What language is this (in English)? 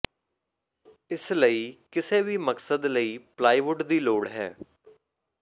Punjabi